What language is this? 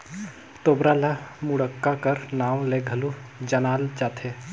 Chhattisgarhi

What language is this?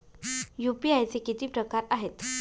Marathi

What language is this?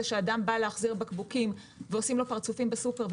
Hebrew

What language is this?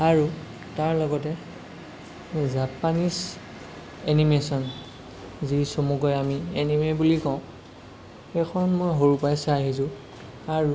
Assamese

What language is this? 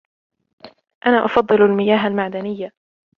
Arabic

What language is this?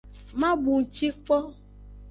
Aja (Benin)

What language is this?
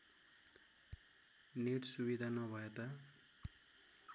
Nepali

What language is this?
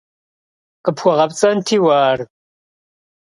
Kabardian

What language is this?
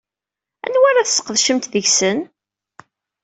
Kabyle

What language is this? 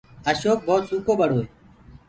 Gurgula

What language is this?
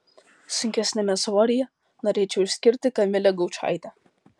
Lithuanian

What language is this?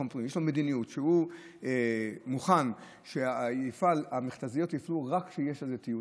Hebrew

